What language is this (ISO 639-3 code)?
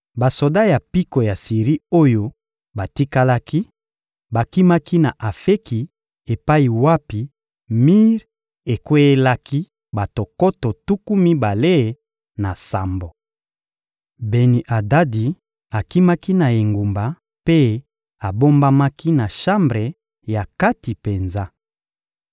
lin